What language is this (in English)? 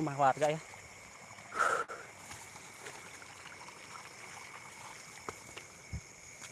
Indonesian